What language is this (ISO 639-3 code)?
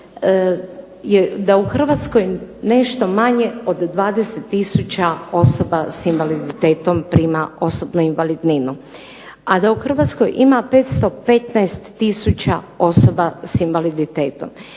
hrv